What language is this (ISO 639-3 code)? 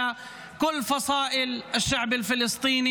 heb